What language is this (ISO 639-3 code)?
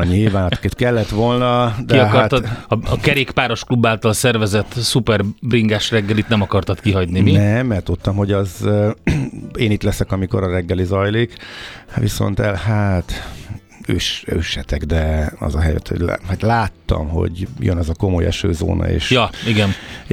hun